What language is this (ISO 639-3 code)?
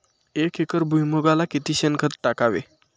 mar